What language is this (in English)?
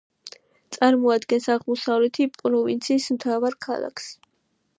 Georgian